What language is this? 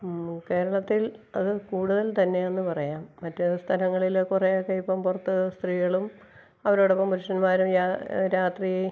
Malayalam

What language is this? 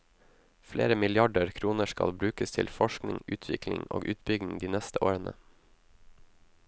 Norwegian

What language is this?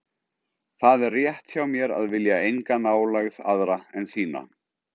Icelandic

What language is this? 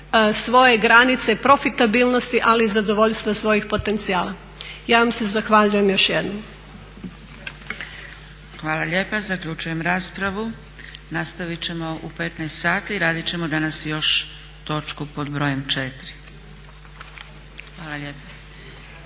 Croatian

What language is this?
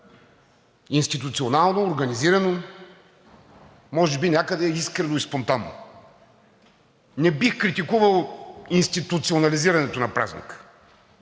Bulgarian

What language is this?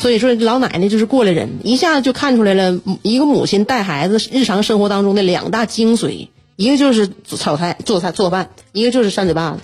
Chinese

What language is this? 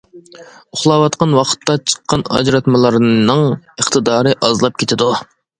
Uyghur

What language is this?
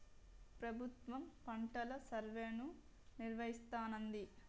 Telugu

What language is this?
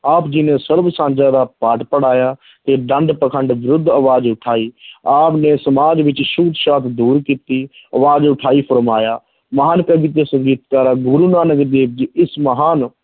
Punjabi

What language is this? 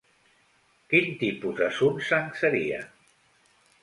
Catalan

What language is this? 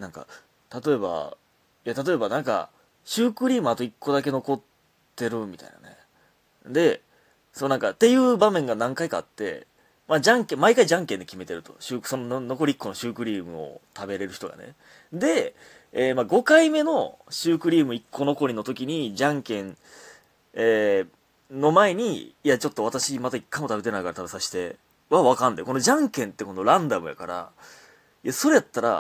Japanese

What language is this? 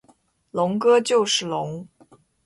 Chinese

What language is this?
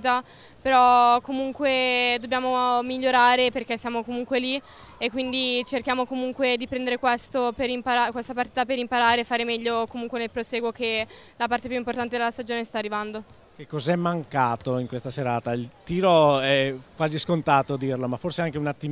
Italian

